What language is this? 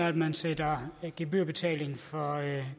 Danish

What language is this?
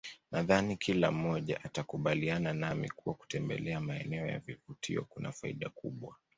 Swahili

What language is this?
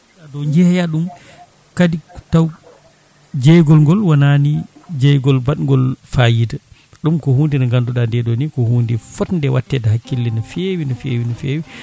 Fula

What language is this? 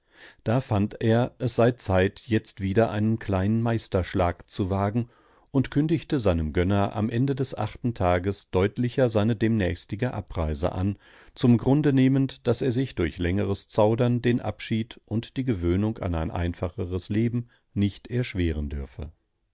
German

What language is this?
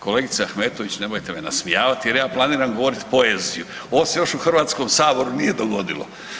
Croatian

